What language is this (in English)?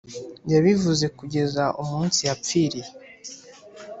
Kinyarwanda